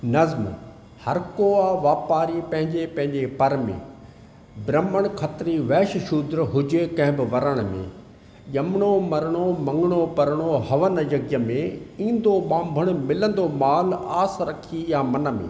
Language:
Sindhi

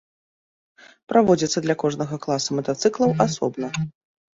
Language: Belarusian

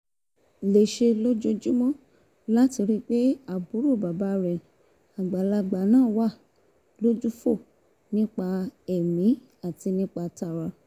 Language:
Yoruba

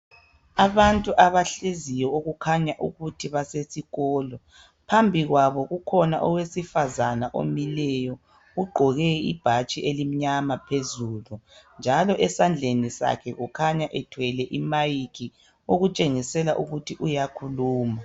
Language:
North Ndebele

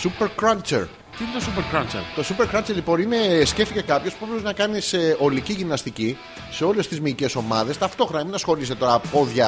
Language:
Greek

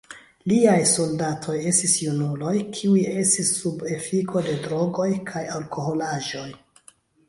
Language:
Esperanto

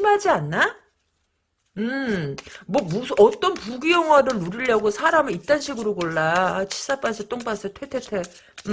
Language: Korean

